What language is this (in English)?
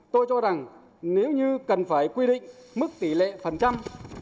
Vietnamese